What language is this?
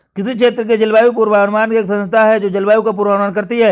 Hindi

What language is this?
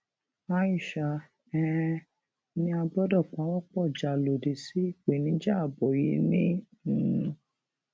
Yoruba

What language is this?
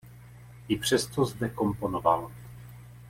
Czech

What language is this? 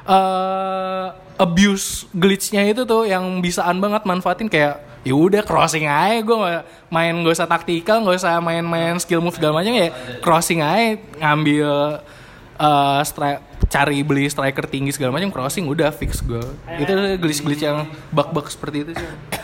Indonesian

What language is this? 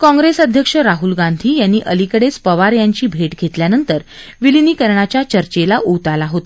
Marathi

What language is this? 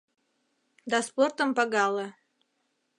Mari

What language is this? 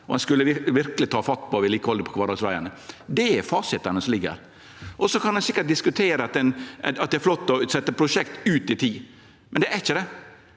Norwegian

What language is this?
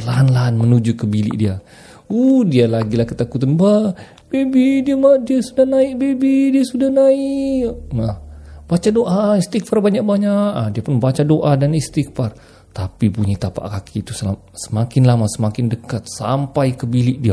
Malay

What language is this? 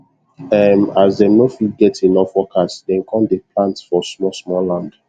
Nigerian Pidgin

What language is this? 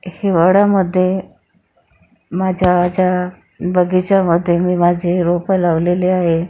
Marathi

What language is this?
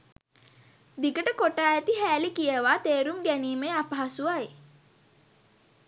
Sinhala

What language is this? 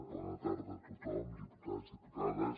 Catalan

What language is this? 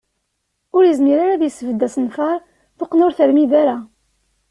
Kabyle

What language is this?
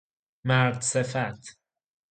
Persian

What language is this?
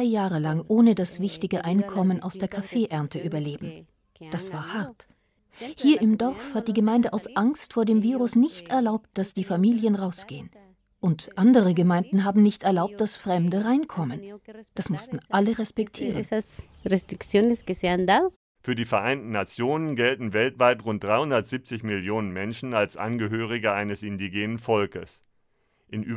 German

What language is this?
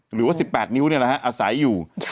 Thai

